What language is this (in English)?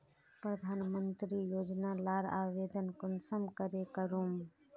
Magahi